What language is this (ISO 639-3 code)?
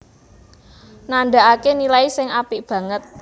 jav